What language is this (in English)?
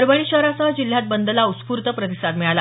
Marathi